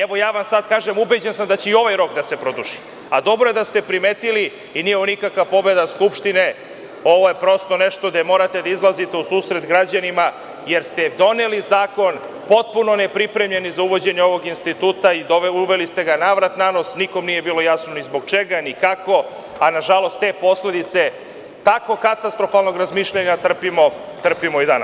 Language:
Serbian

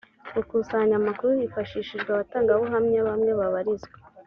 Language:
Kinyarwanda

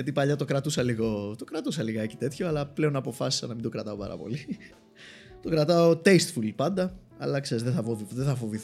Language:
Greek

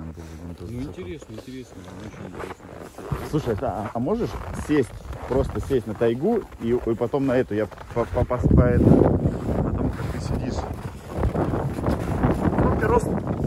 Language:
Russian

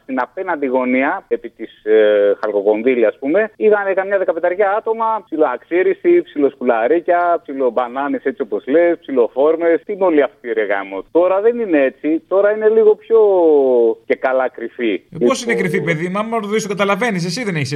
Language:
Greek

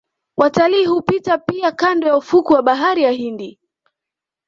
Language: Swahili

